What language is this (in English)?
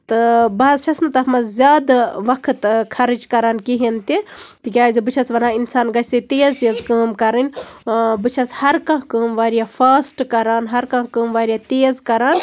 Kashmiri